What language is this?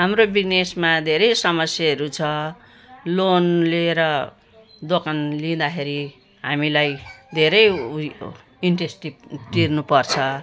Nepali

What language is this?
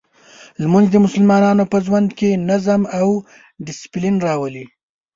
Pashto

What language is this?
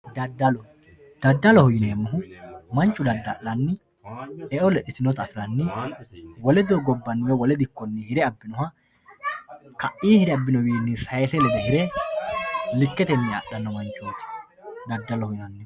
Sidamo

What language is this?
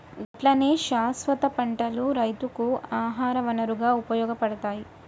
Telugu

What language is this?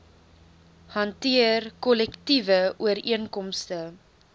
Afrikaans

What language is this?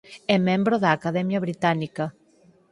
Galician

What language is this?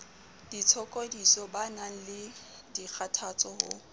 Southern Sotho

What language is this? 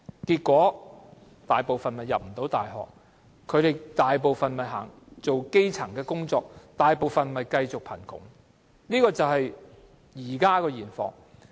Cantonese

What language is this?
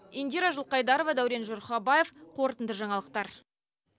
Kazakh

